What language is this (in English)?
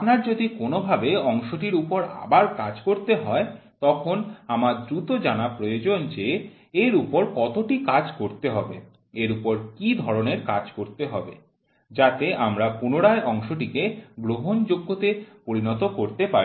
Bangla